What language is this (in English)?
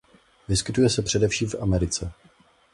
Czech